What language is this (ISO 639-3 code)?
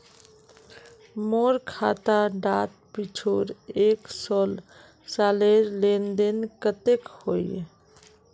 mag